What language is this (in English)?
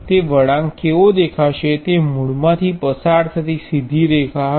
Gujarati